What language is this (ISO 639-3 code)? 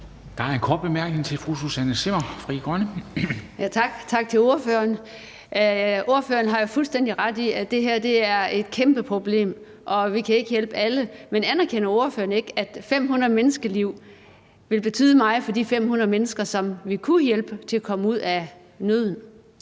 dan